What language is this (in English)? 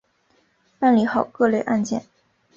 Chinese